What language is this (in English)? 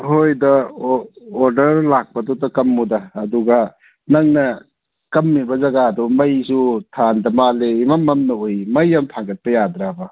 Manipuri